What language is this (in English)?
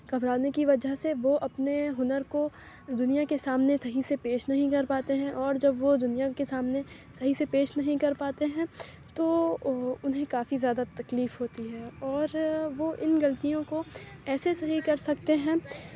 Urdu